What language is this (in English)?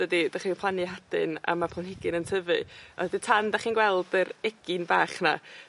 Welsh